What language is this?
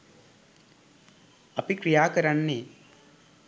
Sinhala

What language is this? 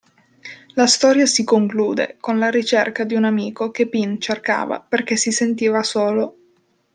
Italian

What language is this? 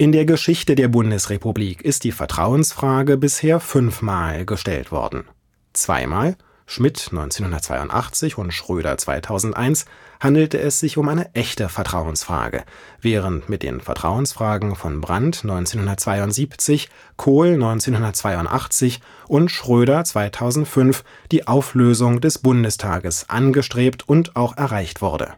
German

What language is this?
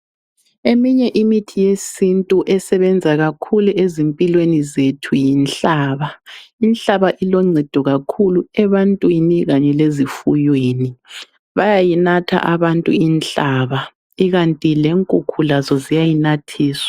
North Ndebele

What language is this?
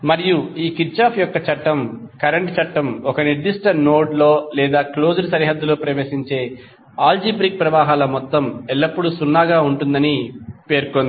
Telugu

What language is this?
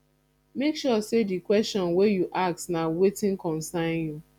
Nigerian Pidgin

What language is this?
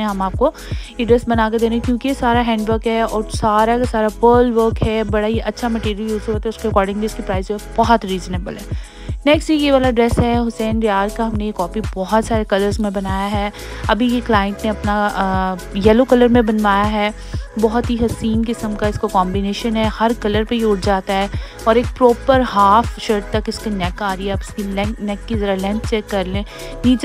Hindi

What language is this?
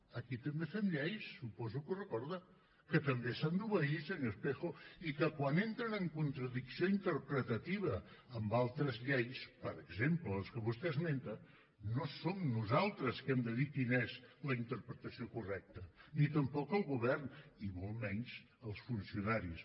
Catalan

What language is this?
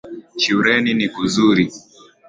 Swahili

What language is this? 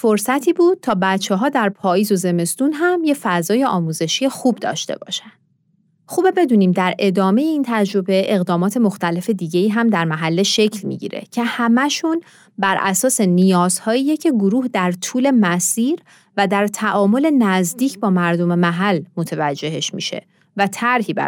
Persian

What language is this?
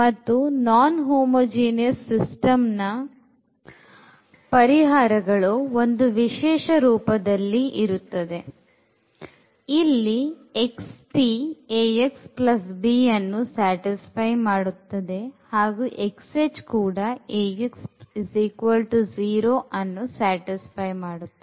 Kannada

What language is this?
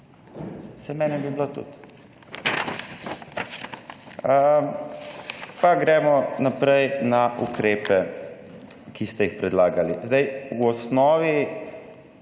Slovenian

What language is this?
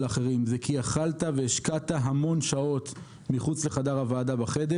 Hebrew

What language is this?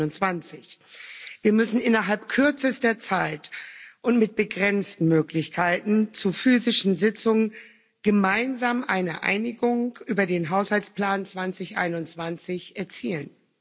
German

